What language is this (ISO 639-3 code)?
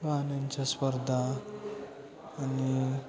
mar